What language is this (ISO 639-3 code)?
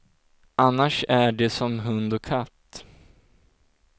swe